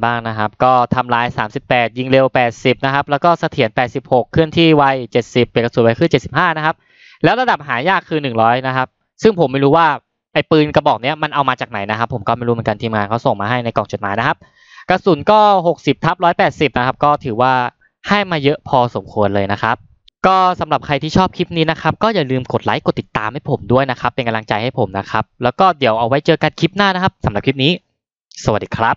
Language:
Thai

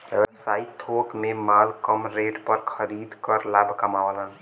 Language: Bhojpuri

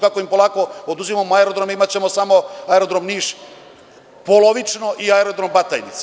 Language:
Serbian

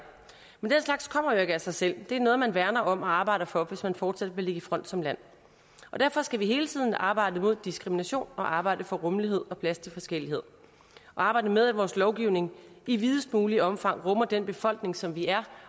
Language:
Danish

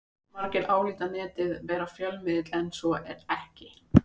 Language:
Icelandic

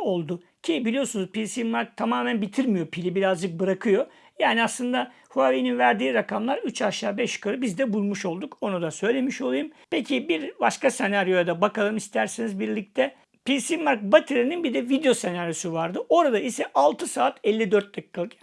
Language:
Turkish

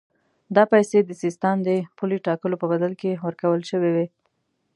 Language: Pashto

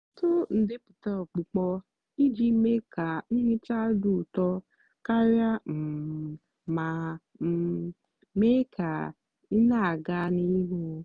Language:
Igbo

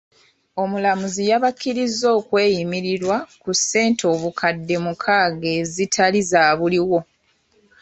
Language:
Ganda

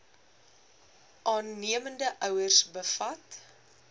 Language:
Afrikaans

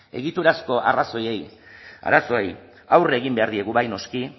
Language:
Basque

